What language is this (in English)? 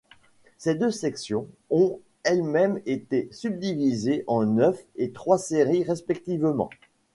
French